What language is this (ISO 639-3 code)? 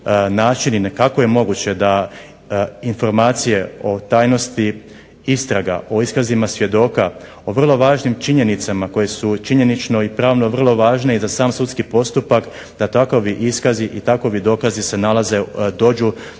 hrv